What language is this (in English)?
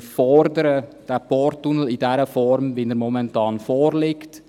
Swiss German